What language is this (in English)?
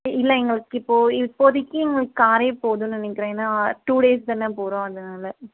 Tamil